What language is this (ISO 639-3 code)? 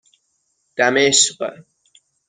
fas